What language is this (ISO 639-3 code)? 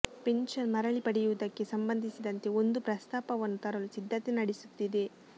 kan